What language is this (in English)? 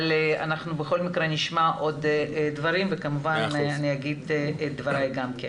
Hebrew